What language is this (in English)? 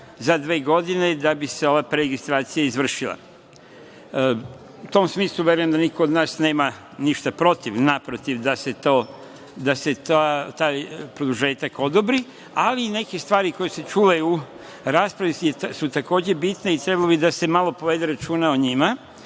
Serbian